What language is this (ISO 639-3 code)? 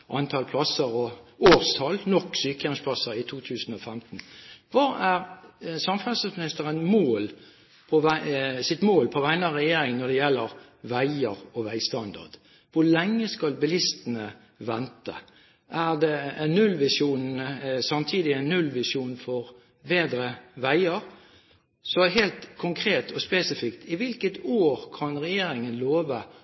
nob